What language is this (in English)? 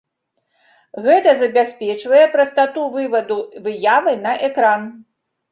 Belarusian